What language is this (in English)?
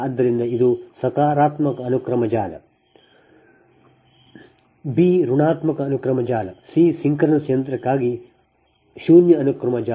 Kannada